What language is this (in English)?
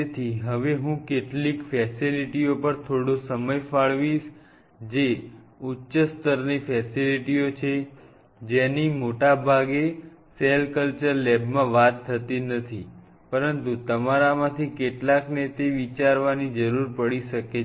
Gujarati